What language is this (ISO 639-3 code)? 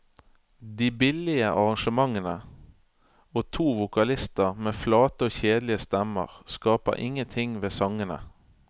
nor